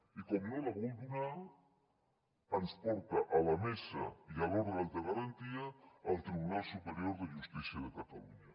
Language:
Catalan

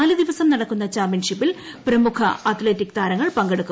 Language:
Malayalam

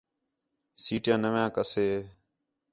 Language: Khetrani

